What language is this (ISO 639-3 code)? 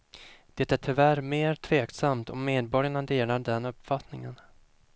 swe